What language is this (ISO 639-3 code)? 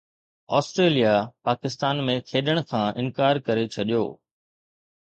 snd